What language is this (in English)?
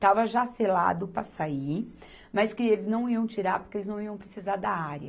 Portuguese